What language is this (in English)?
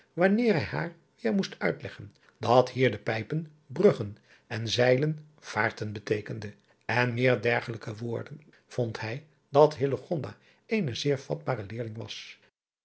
Dutch